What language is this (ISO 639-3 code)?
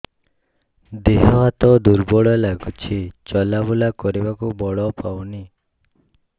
ori